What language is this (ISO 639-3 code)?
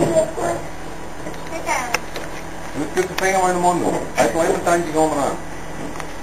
nld